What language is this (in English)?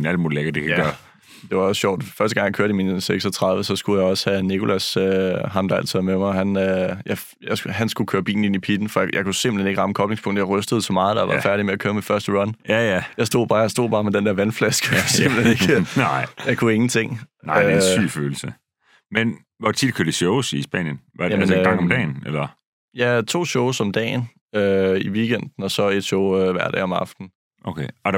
Danish